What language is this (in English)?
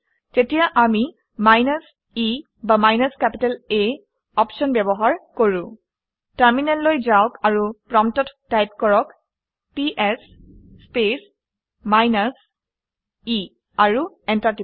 Assamese